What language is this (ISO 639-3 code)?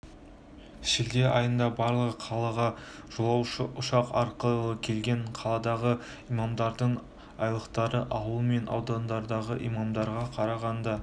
kaz